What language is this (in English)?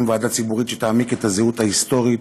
Hebrew